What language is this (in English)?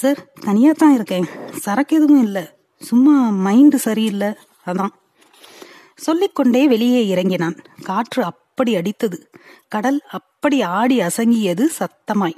Tamil